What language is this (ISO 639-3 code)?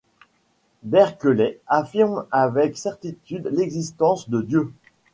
fra